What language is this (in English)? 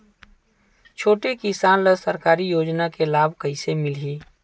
Chhattisgarhi